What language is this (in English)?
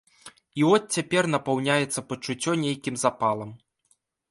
Belarusian